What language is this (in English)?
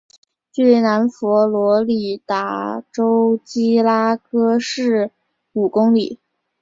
Chinese